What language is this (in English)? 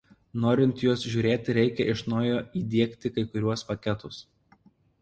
Lithuanian